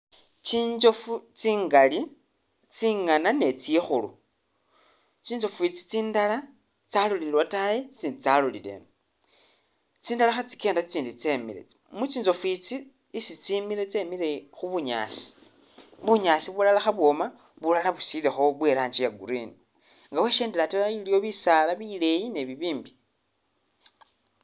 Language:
Masaaba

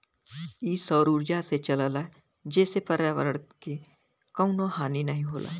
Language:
Bhojpuri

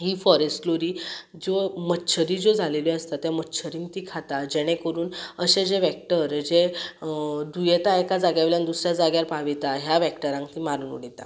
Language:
Konkani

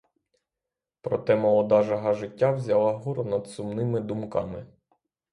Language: Ukrainian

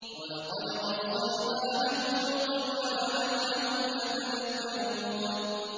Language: Arabic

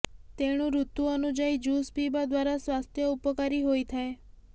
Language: Odia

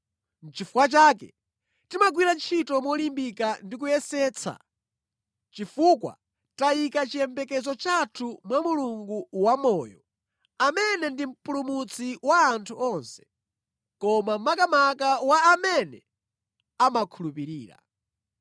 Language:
Nyanja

